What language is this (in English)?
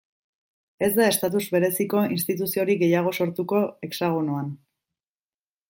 Basque